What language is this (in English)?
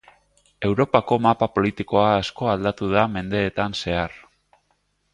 Basque